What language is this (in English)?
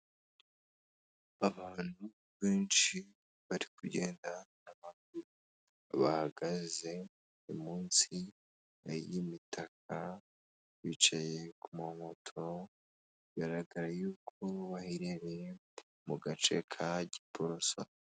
Kinyarwanda